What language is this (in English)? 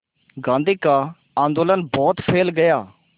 Hindi